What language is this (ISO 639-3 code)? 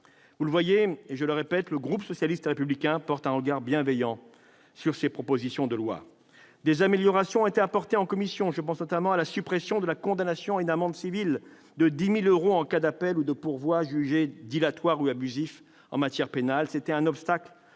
fra